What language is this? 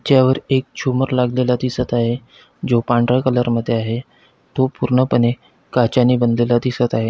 Marathi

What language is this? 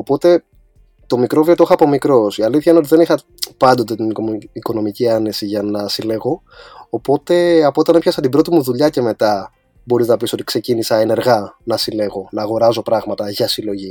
Greek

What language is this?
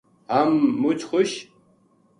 Gujari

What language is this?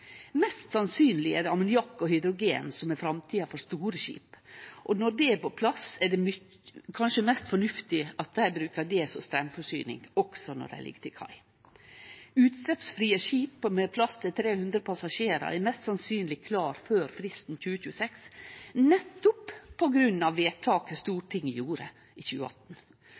Norwegian Nynorsk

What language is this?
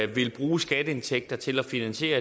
Danish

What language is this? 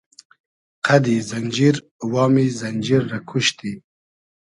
Hazaragi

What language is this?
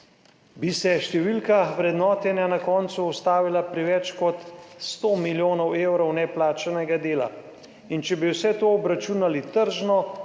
Slovenian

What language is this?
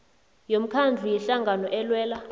South Ndebele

